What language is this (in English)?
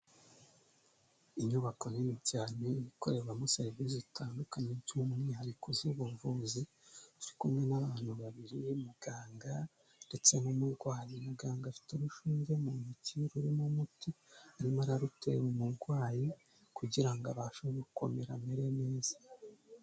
Kinyarwanda